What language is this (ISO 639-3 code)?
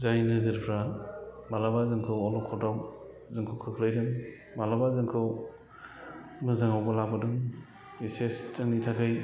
brx